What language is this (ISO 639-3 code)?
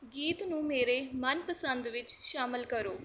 pan